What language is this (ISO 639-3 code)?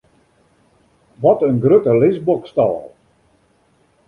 fry